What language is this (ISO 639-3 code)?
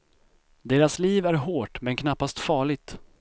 swe